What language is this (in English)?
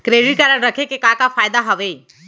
Chhattisgarhi